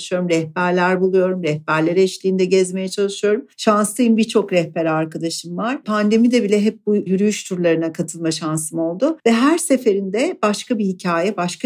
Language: Turkish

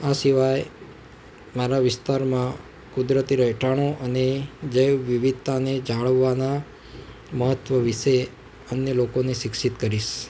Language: Gujarati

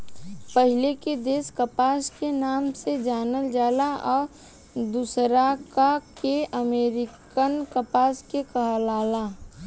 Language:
Bhojpuri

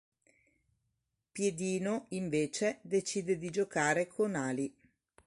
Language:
Italian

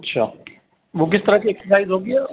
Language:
Urdu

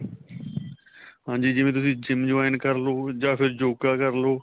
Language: Punjabi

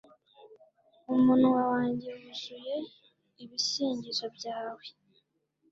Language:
Kinyarwanda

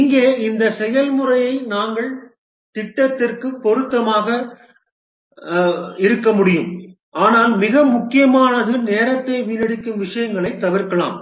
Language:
Tamil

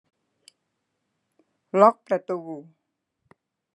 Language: Thai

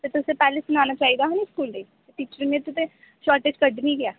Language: Dogri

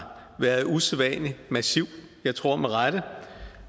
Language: Danish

